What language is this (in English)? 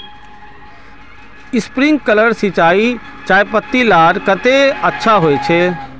Magahi